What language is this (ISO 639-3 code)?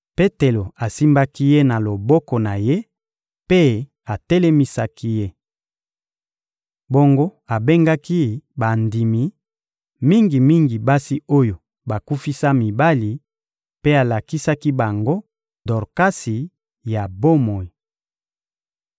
lin